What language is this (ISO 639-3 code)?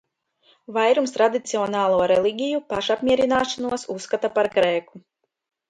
lav